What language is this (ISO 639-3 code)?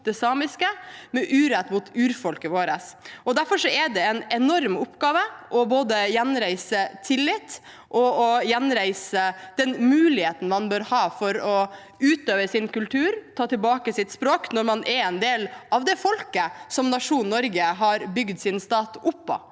nor